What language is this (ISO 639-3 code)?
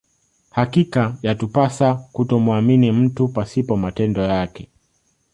swa